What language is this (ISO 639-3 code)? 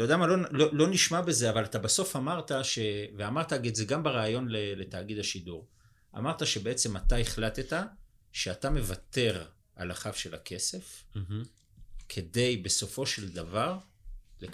heb